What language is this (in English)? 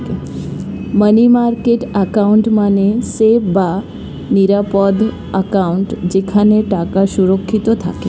Bangla